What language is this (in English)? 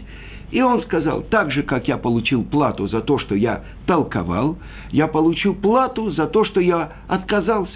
Russian